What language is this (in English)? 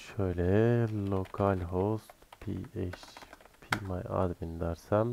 Turkish